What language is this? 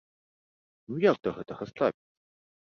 Belarusian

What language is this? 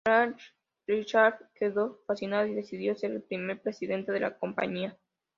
Spanish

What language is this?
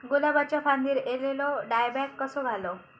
Marathi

